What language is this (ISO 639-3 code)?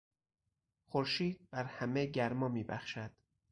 fas